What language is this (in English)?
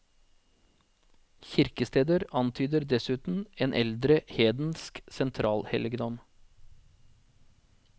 Norwegian